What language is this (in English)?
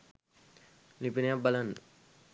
Sinhala